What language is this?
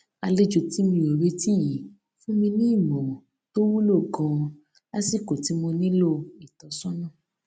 Yoruba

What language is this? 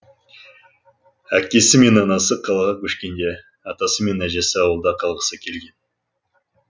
Kazakh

